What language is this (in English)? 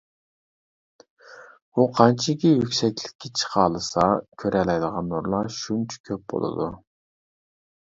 Uyghur